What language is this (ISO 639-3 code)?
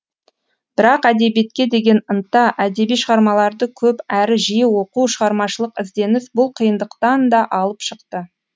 kaz